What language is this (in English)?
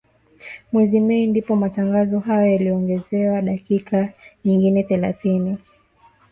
Swahili